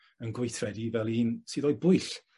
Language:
Welsh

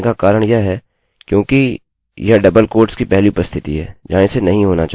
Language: Hindi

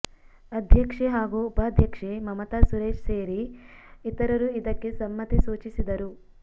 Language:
Kannada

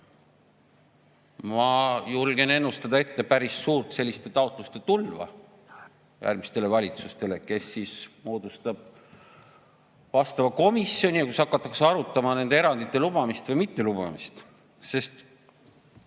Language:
Estonian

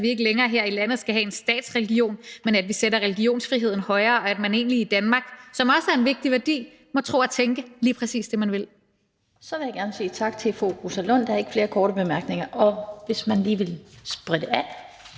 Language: Danish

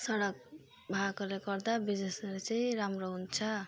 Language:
Nepali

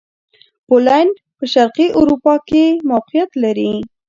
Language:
Pashto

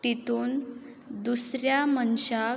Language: Konkani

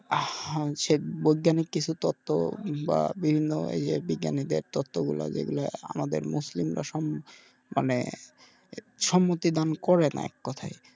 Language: Bangla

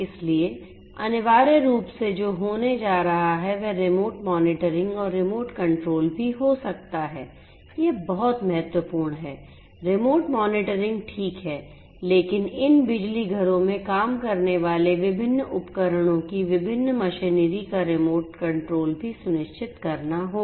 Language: Hindi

